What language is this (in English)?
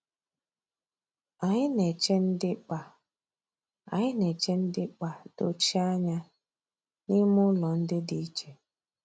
Igbo